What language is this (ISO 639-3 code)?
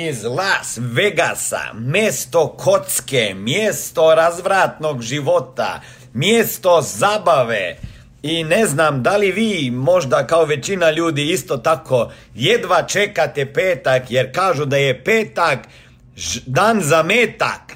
hrv